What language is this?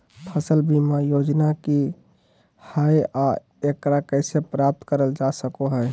Magahi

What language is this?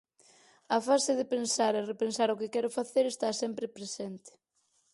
Galician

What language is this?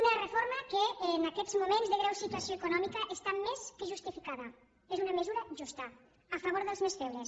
Catalan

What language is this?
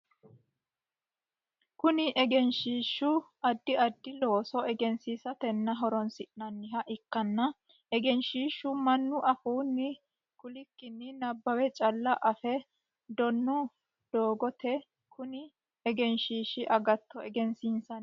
Sidamo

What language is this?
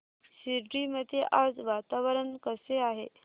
Marathi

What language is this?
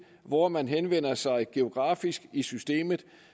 Danish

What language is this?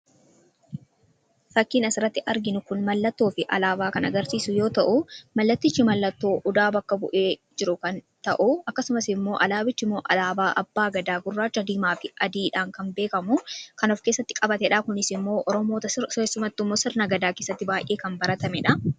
Oromo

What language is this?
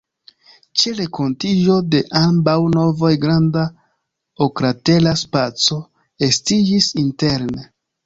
Esperanto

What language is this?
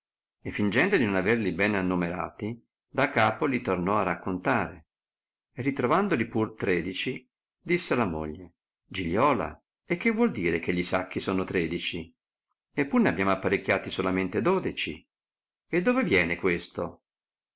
Italian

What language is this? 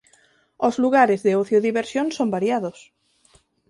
Galician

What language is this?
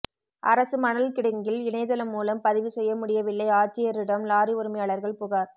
Tamil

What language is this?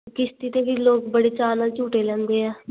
Punjabi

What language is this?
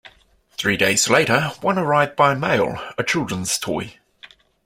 English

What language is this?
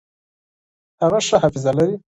Pashto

